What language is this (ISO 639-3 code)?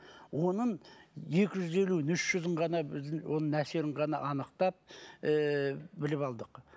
kaz